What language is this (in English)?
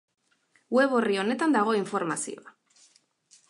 Basque